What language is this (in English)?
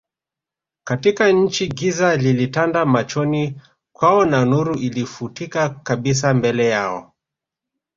Swahili